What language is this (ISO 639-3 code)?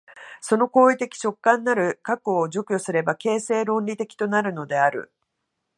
jpn